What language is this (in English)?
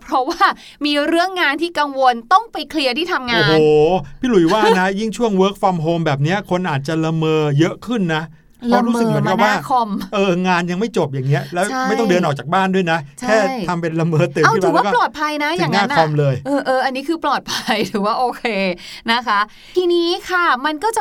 Thai